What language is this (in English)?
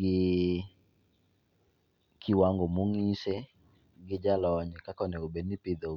Luo (Kenya and Tanzania)